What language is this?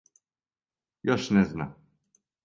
Serbian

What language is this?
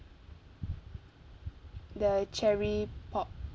English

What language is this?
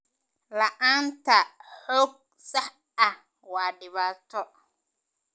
Somali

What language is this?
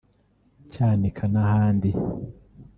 Kinyarwanda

